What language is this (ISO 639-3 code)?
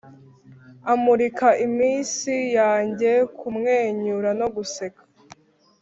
kin